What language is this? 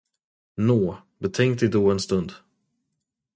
Swedish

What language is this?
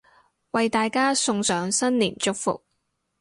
Cantonese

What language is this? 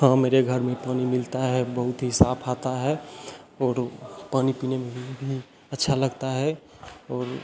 Hindi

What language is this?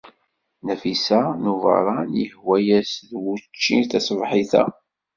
Kabyle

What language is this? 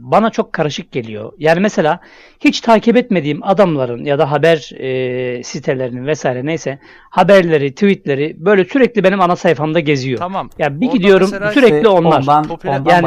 Turkish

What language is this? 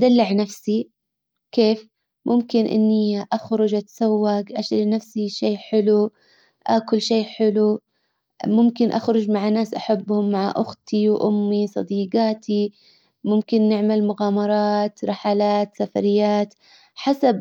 Hijazi Arabic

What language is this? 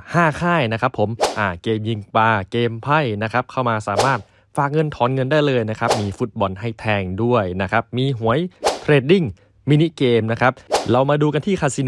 Thai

